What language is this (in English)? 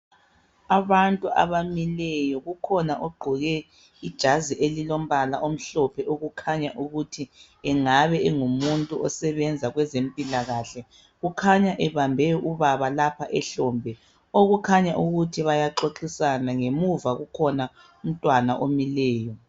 North Ndebele